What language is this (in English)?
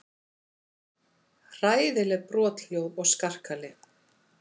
Icelandic